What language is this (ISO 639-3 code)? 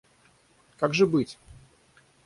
rus